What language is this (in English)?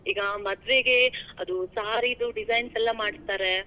Kannada